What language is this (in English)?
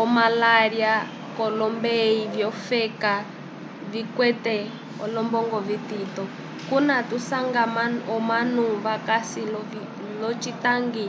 Umbundu